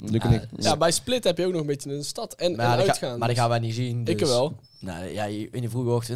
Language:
Dutch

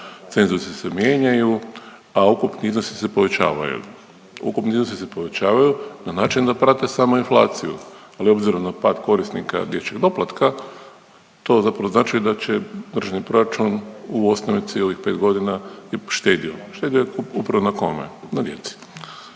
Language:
Croatian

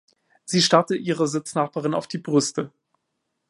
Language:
German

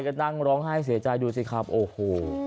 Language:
Thai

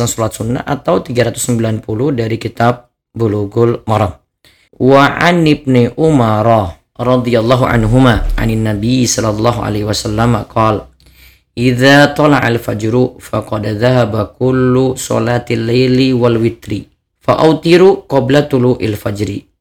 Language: Indonesian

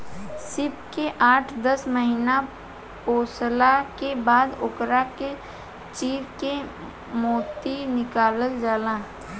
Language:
Bhojpuri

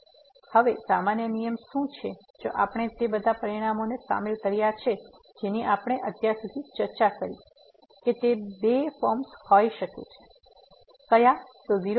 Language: Gujarati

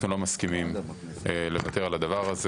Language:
Hebrew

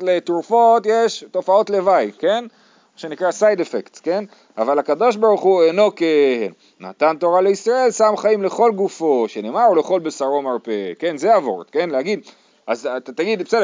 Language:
Hebrew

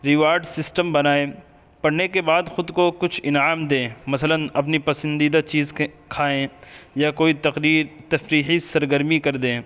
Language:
Urdu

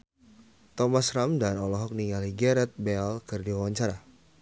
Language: Sundanese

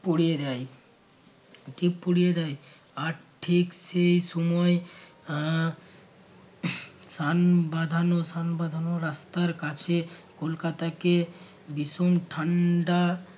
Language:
Bangla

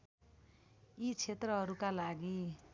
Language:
Nepali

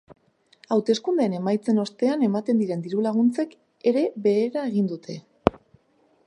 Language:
Basque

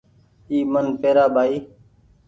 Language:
Goaria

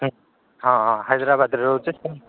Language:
Odia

